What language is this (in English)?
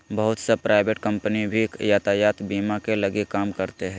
Magahi